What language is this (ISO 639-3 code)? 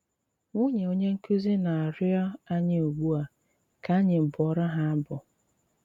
ibo